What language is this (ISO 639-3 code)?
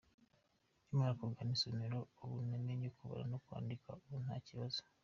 kin